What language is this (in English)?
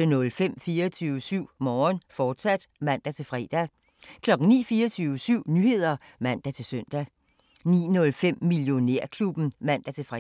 Danish